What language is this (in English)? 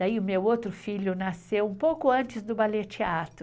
Portuguese